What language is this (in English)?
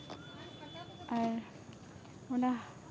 Santali